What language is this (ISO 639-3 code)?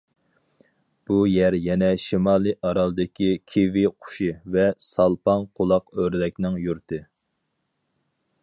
uig